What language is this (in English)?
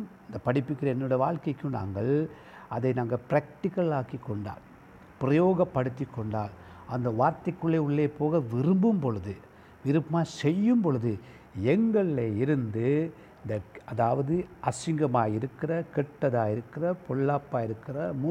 Tamil